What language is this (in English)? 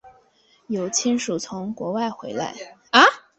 Chinese